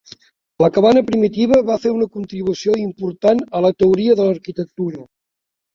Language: Catalan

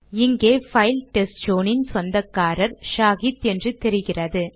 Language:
Tamil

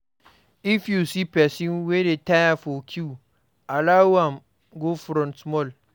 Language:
Nigerian Pidgin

